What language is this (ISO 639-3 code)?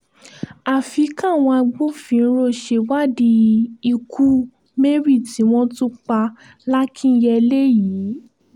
yor